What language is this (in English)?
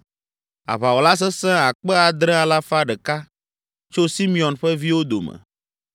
Ewe